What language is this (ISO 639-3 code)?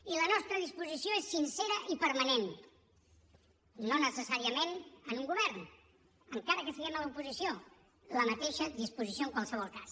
cat